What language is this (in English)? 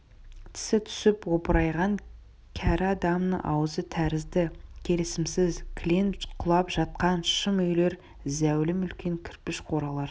Kazakh